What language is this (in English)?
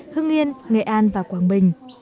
Vietnamese